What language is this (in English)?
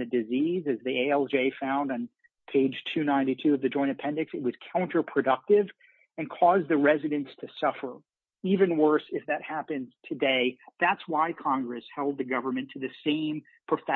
English